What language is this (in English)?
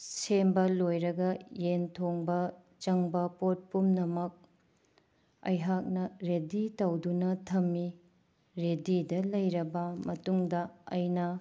Manipuri